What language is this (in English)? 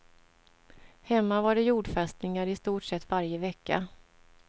Swedish